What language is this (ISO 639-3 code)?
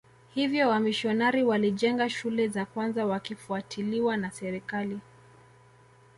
swa